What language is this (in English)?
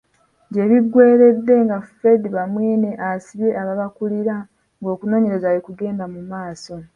Ganda